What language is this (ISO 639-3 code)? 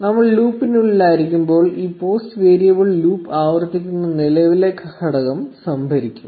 mal